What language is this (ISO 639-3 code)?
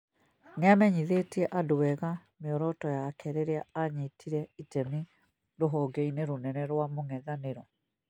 kik